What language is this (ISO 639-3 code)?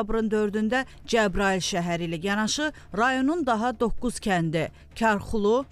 tur